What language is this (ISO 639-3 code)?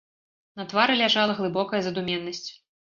bel